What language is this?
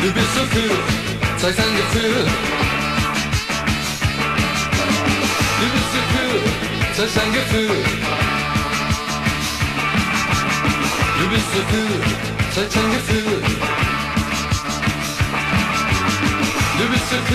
Dutch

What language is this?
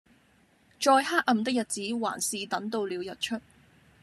Cantonese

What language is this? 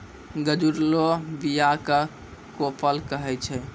Maithili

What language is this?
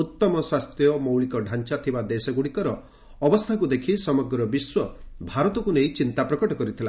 Odia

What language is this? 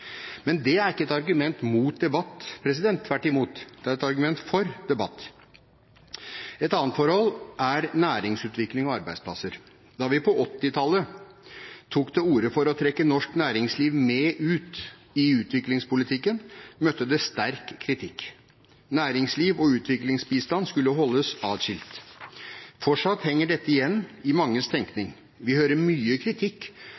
Norwegian Bokmål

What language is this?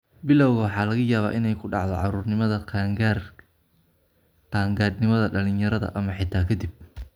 Somali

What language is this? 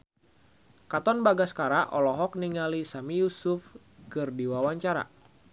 Sundanese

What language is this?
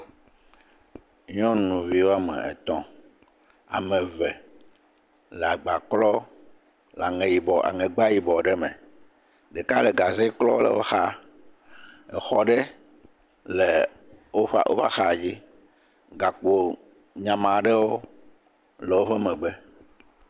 Ewe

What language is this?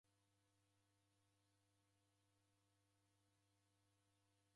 Taita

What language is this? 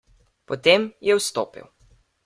Slovenian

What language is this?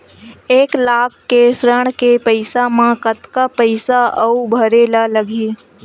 Chhattisgarhi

